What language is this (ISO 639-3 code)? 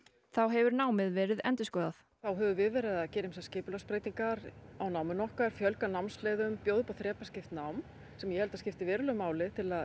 isl